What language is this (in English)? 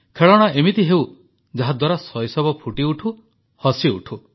Odia